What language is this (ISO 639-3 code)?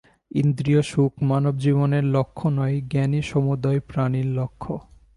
ben